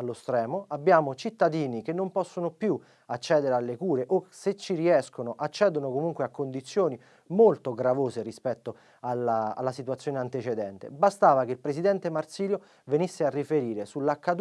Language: Italian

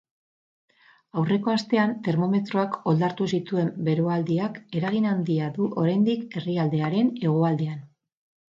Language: Basque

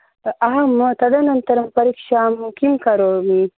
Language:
Sanskrit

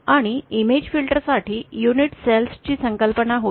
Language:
Marathi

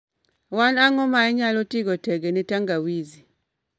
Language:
Luo (Kenya and Tanzania)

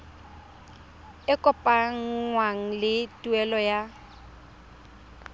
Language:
Tswana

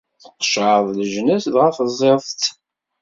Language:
Kabyle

